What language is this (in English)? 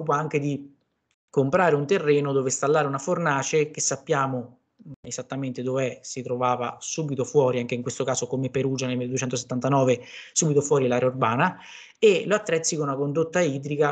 Italian